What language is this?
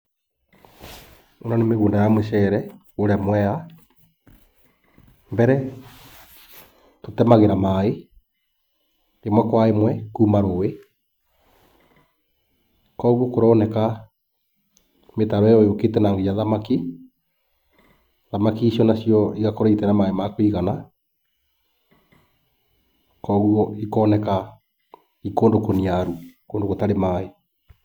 Kikuyu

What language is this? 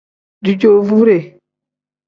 Tem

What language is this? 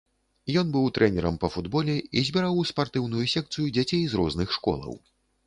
Belarusian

